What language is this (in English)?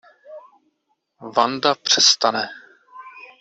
Czech